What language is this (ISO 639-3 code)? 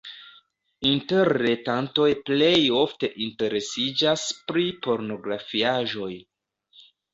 epo